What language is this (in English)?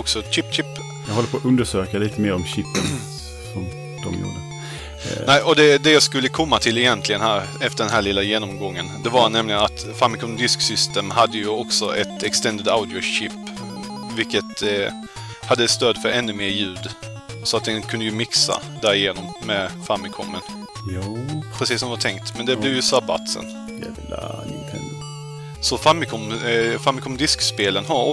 Swedish